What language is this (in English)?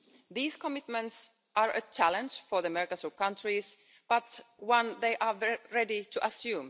English